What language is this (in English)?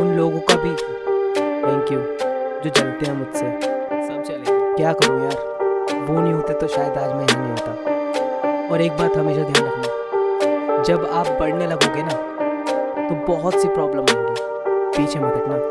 Hindi